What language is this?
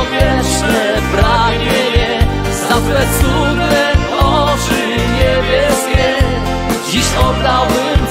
Polish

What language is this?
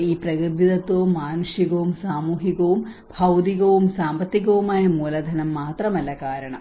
Malayalam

